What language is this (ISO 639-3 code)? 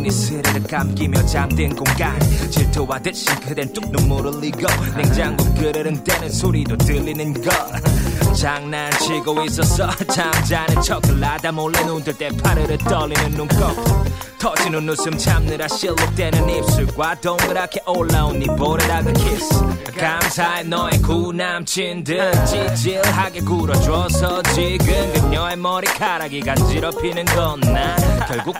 kor